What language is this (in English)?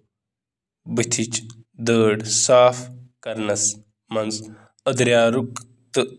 Kashmiri